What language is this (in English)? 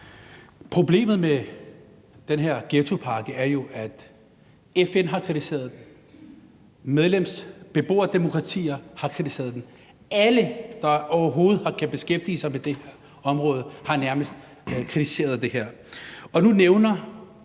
Danish